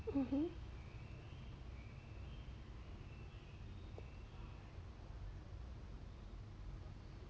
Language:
English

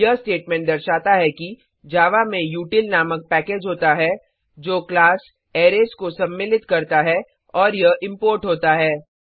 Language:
Hindi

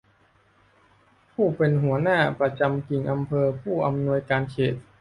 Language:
Thai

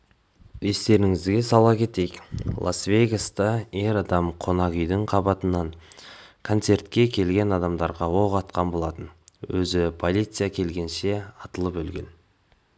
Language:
Kazakh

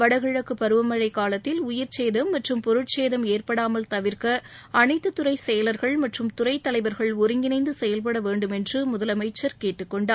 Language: Tamil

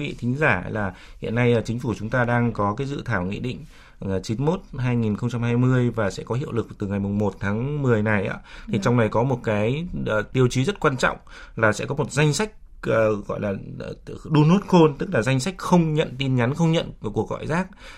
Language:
Vietnamese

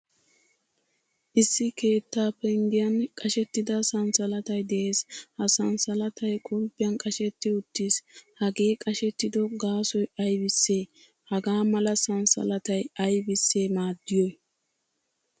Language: Wolaytta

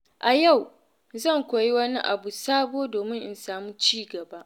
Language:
Hausa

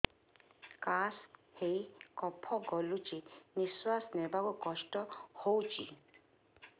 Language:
Odia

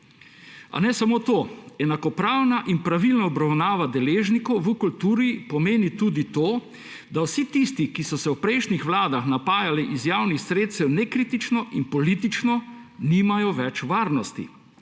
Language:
Slovenian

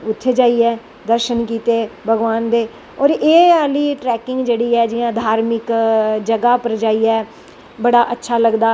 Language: Dogri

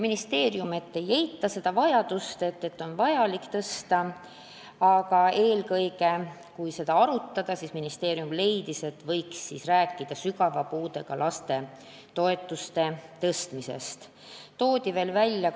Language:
Estonian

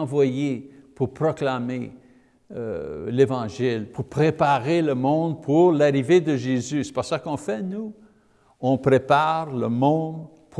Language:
French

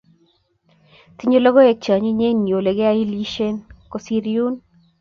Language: Kalenjin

